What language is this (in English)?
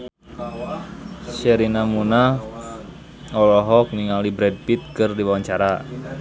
Sundanese